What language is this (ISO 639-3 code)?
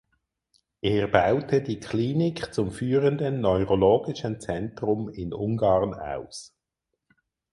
deu